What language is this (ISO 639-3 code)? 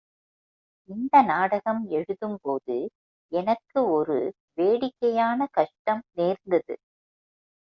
tam